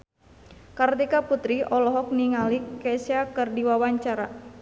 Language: Sundanese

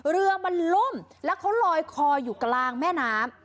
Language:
Thai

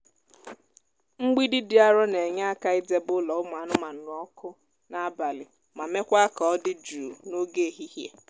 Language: Igbo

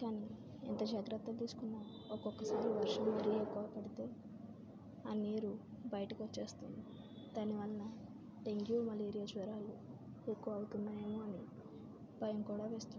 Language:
Telugu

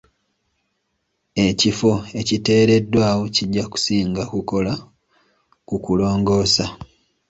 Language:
Ganda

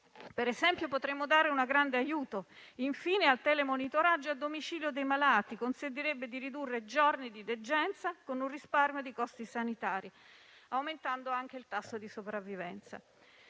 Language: Italian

